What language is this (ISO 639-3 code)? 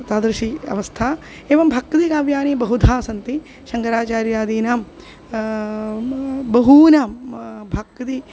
san